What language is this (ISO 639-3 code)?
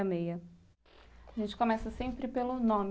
por